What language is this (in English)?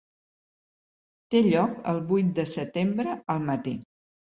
Catalan